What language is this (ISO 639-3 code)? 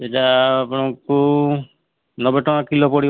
ori